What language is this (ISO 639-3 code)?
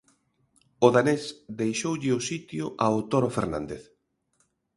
glg